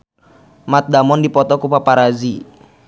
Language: Sundanese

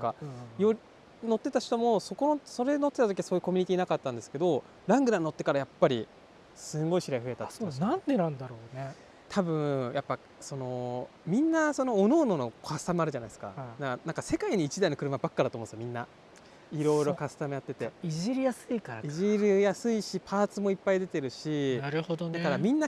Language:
Japanese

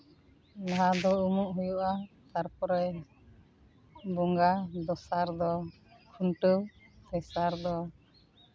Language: Santali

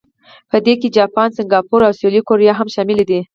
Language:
Pashto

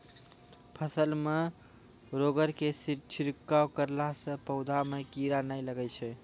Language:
Maithili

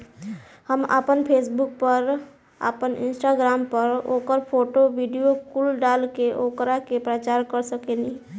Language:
Bhojpuri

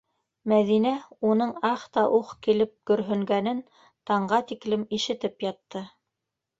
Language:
Bashkir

